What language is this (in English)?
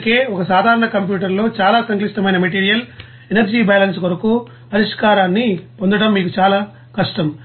Telugu